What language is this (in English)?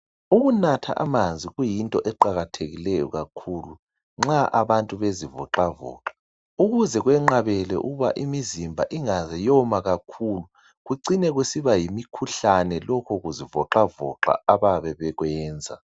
North Ndebele